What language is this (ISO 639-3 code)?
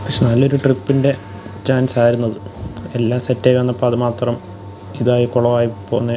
mal